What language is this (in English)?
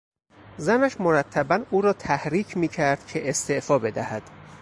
Persian